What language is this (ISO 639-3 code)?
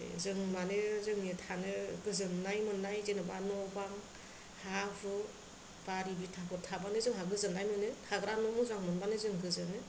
brx